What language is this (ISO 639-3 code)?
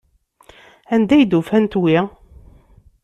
kab